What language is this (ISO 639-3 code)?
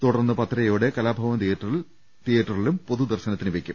mal